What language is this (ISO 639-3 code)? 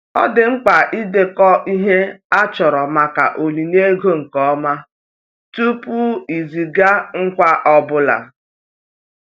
ibo